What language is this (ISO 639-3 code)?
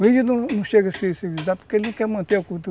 por